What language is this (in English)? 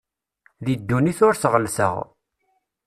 Kabyle